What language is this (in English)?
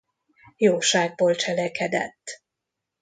Hungarian